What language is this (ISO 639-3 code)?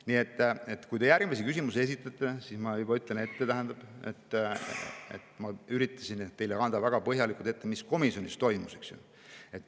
est